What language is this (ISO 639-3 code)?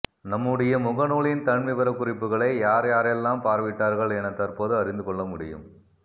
tam